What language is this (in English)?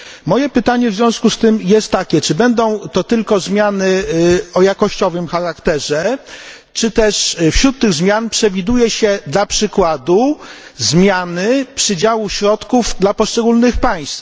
Polish